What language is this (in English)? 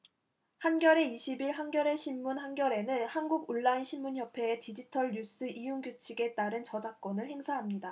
Korean